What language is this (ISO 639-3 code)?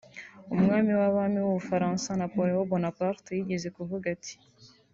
kin